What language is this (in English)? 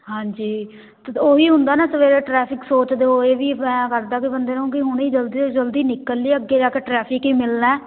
Punjabi